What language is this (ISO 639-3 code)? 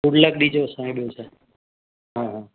snd